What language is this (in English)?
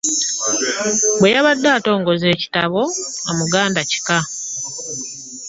Ganda